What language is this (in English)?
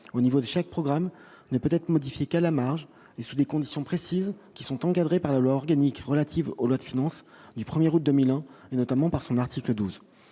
French